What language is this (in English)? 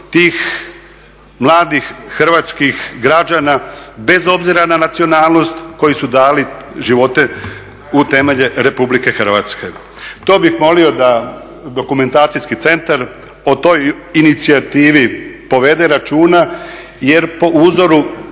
Croatian